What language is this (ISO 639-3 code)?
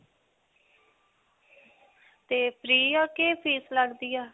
pan